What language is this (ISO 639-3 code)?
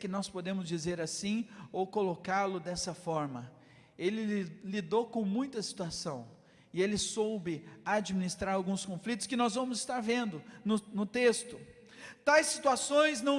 por